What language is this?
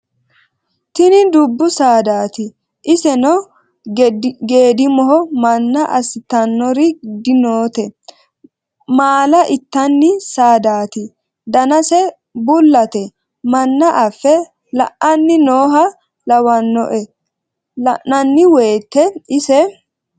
Sidamo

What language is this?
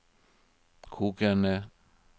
Norwegian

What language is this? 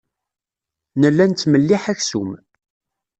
Kabyle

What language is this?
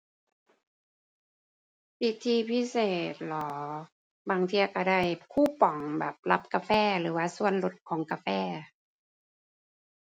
Thai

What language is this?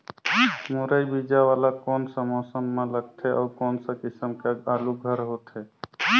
Chhattisgarhi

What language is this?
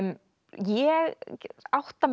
Icelandic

